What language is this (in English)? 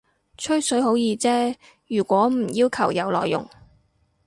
Cantonese